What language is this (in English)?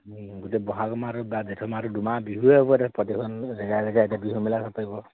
Assamese